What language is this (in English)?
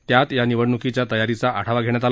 Marathi